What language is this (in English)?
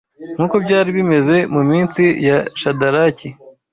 Kinyarwanda